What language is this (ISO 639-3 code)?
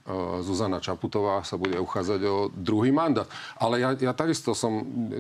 slk